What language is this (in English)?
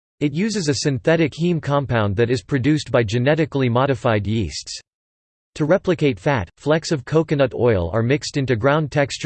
English